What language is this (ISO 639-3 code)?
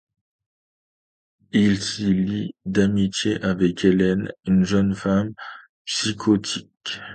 fra